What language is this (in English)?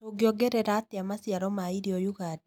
Kikuyu